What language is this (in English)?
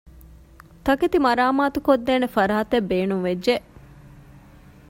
Divehi